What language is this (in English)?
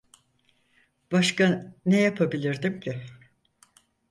Turkish